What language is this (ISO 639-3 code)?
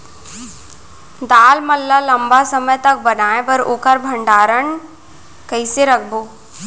hne